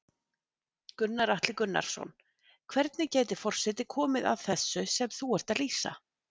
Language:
Icelandic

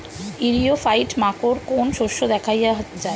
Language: Bangla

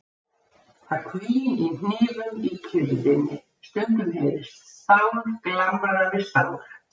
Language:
Icelandic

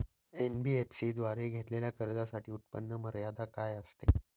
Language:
Marathi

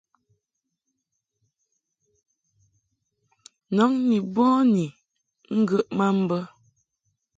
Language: Mungaka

